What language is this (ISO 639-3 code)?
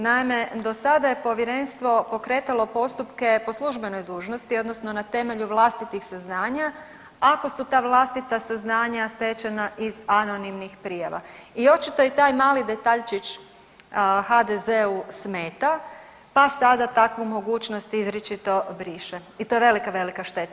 hrv